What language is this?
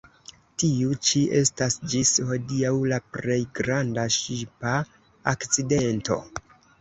Esperanto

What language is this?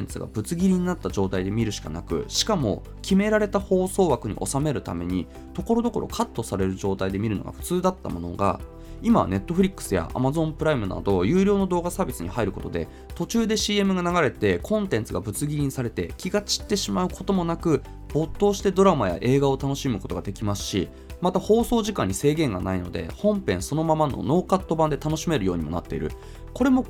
Japanese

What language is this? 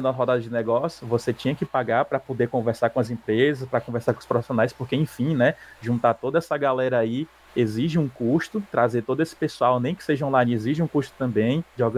Portuguese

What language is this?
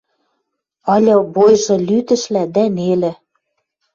Western Mari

